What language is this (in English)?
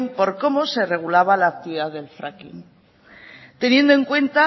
Spanish